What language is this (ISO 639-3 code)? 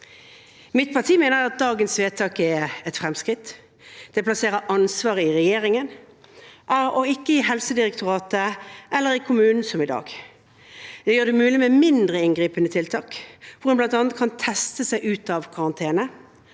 nor